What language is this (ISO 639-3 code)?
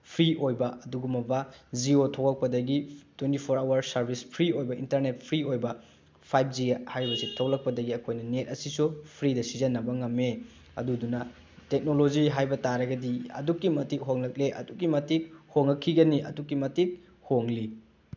mni